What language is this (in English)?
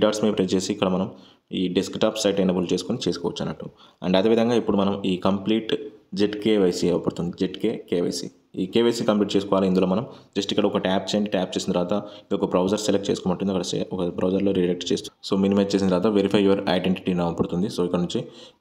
Telugu